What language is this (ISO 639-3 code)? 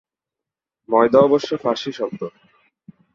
ben